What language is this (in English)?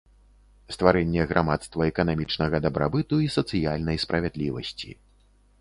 Belarusian